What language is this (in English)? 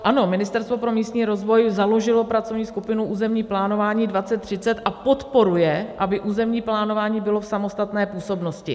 Czech